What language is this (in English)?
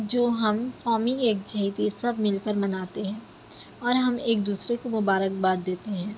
Urdu